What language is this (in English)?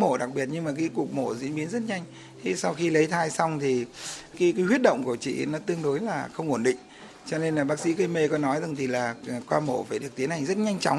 Vietnamese